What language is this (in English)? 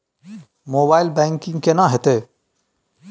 Maithili